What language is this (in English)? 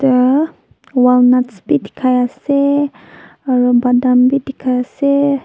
Naga Pidgin